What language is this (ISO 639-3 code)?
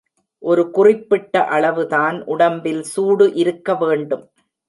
tam